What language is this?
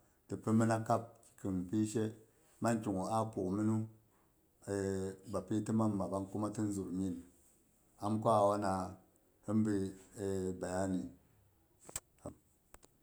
Boghom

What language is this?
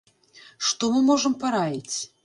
Belarusian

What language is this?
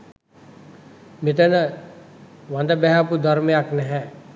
Sinhala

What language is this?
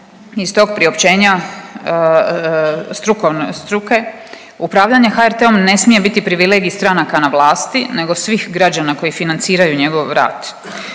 Croatian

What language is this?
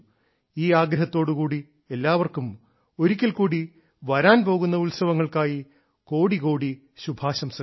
Malayalam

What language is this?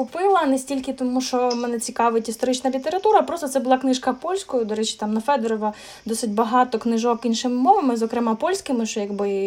Ukrainian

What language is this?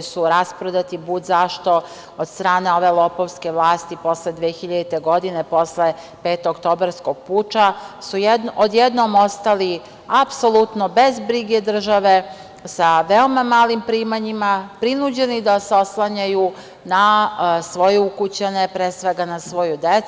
Serbian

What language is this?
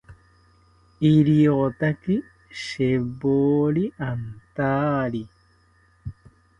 South Ucayali Ashéninka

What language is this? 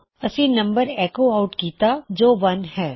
Punjabi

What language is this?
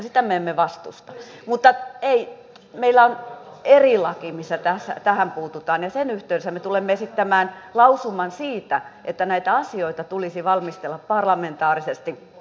Finnish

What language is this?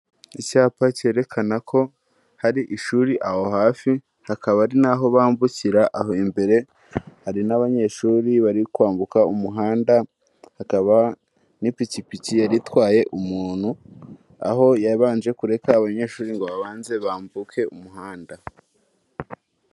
Kinyarwanda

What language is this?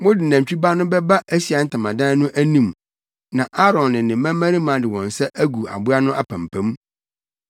Akan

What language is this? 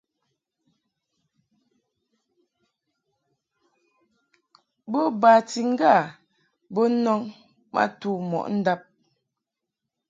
Mungaka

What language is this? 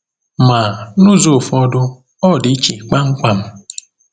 Igbo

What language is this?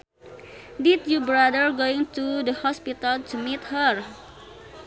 Sundanese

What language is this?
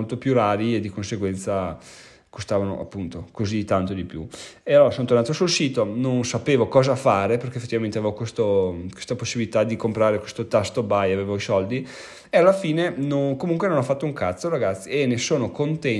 Italian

